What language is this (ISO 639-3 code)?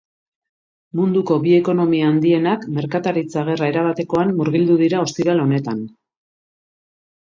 eus